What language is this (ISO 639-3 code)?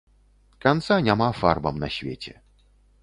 bel